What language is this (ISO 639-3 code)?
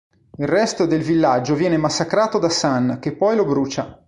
ita